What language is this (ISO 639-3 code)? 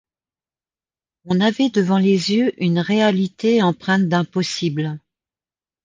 fra